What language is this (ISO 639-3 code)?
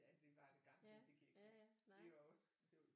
dan